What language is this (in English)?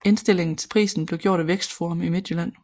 Danish